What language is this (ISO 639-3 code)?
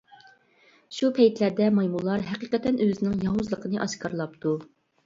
uig